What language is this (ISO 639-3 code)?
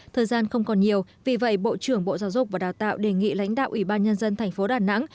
vie